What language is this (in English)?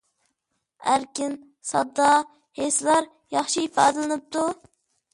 Uyghur